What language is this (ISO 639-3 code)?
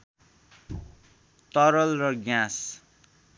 nep